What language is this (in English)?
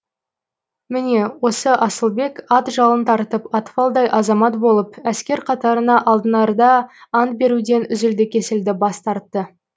Kazakh